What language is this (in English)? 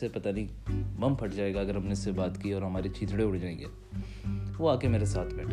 Urdu